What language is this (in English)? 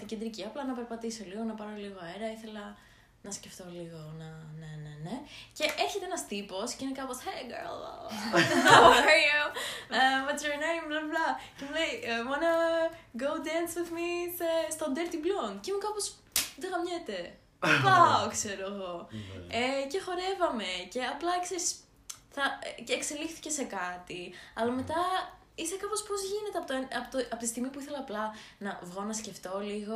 Greek